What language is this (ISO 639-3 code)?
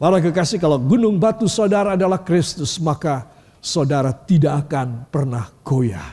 ind